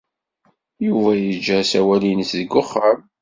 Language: Kabyle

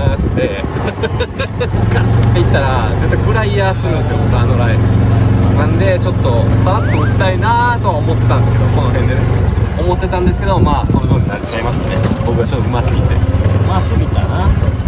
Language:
Japanese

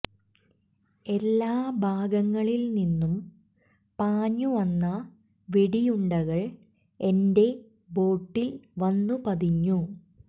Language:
Malayalam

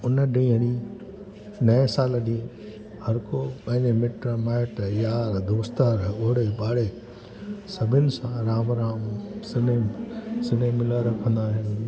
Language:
Sindhi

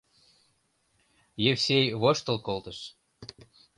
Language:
Mari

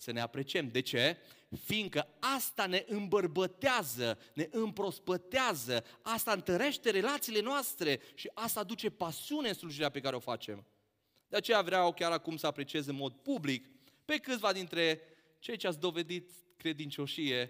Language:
Romanian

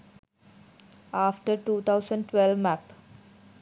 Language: Sinhala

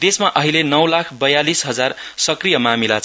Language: Nepali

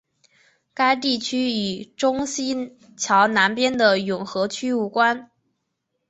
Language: Chinese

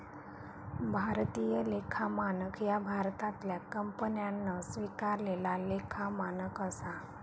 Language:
Marathi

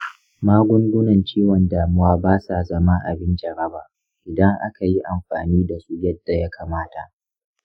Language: Hausa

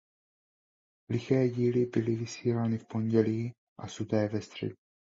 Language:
Czech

